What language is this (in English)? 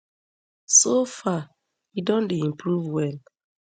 Nigerian Pidgin